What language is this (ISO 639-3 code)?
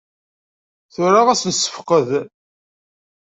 kab